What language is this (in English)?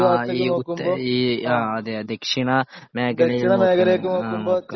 Malayalam